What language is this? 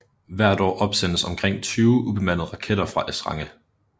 Danish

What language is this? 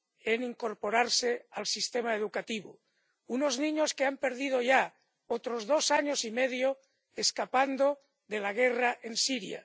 Spanish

